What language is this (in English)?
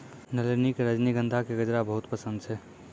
Maithili